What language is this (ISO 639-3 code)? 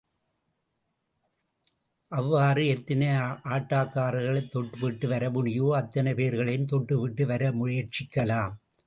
tam